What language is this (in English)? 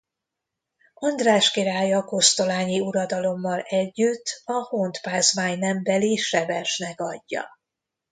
Hungarian